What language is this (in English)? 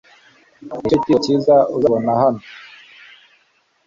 Kinyarwanda